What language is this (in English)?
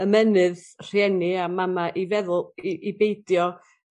Welsh